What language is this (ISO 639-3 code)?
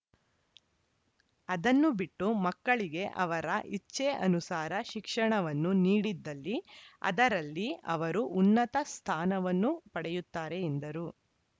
kan